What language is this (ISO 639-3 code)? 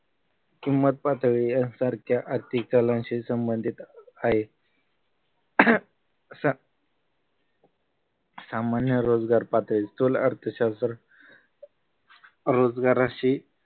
mar